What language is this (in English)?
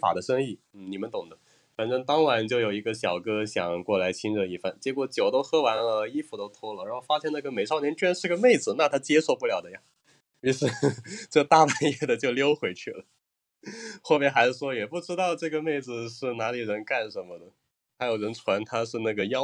Chinese